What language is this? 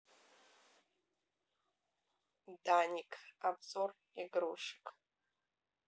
Russian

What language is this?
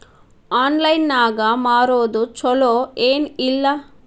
Kannada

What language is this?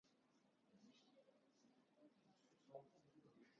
Armenian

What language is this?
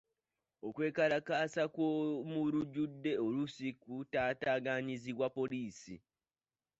Ganda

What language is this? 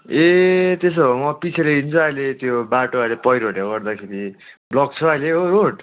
Nepali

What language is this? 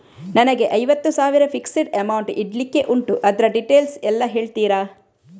Kannada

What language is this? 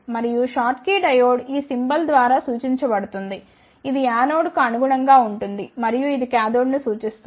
Telugu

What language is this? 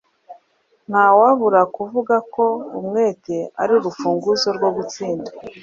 Kinyarwanda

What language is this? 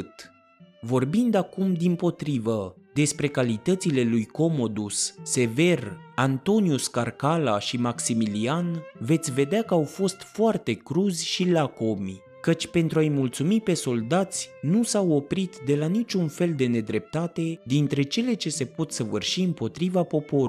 Romanian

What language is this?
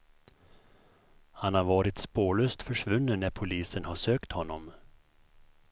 Swedish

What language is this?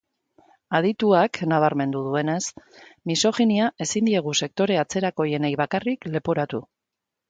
Basque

